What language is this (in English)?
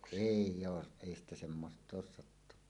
Finnish